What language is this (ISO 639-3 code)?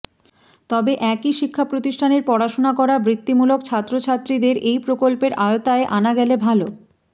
ben